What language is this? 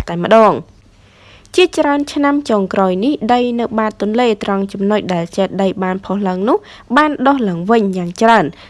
Vietnamese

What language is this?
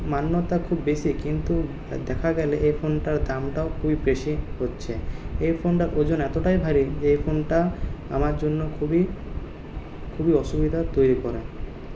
Bangla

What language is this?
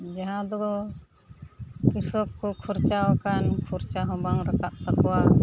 Santali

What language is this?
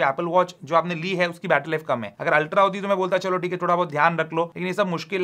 Hindi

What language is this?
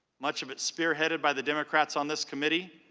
English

